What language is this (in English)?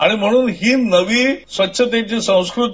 Marathi